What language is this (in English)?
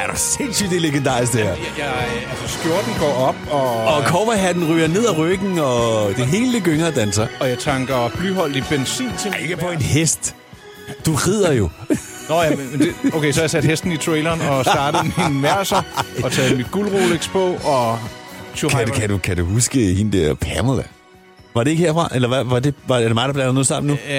Danish